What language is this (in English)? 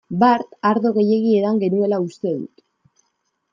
Basque